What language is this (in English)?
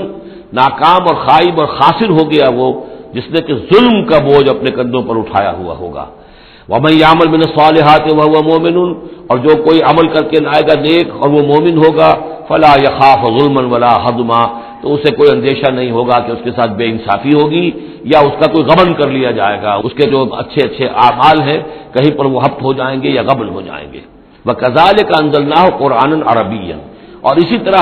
Urdu